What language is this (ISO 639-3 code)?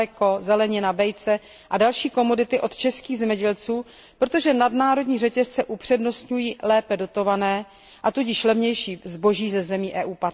ces